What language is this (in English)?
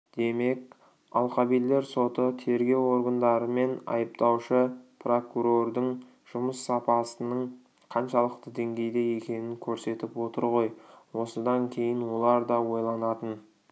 Kazakh